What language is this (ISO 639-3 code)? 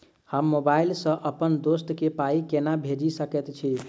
mai